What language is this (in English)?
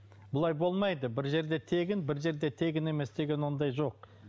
Kazakh